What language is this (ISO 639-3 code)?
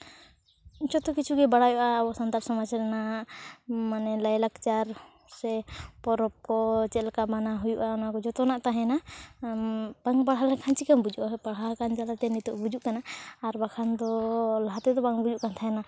sat